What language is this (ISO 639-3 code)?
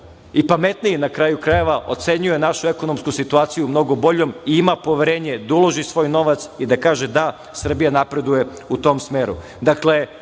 srp